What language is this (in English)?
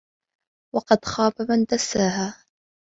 Arabic